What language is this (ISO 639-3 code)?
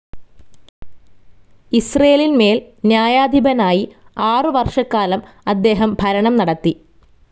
mal